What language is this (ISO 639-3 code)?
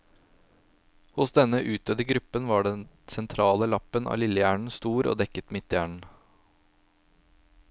nor